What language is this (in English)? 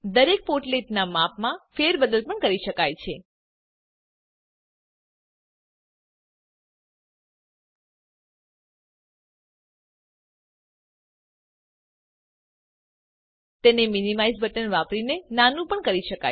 Gujarati